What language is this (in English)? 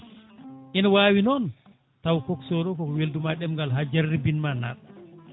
Fula